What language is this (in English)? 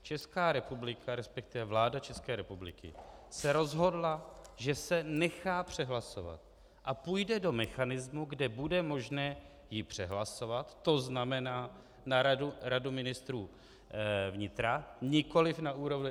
Czech